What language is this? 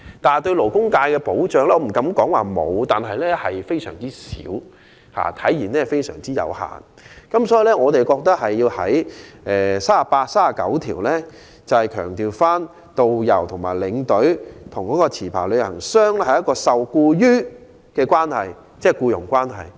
Cantonese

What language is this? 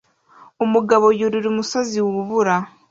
Kinyarwanda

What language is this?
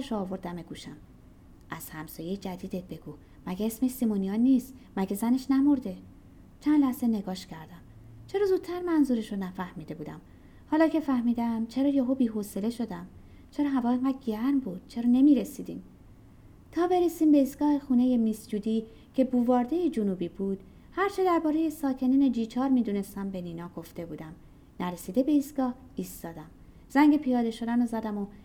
Persian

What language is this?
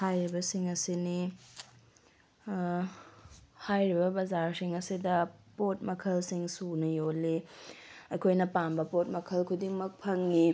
Manipuri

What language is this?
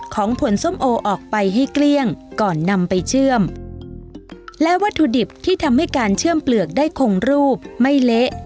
Thai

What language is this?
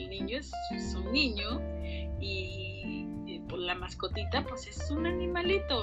Spanish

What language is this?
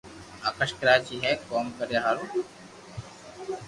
Loarki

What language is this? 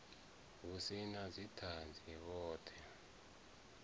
Venda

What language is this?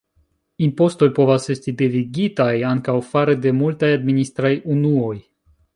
Esperanto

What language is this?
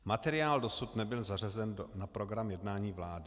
Czech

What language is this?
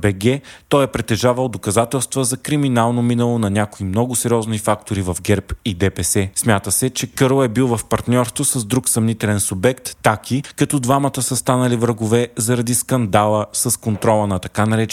Bulgarian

